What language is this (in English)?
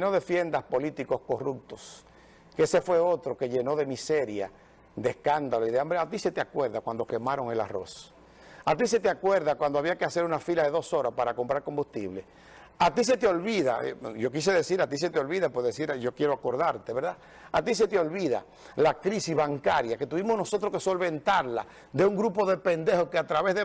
Spanish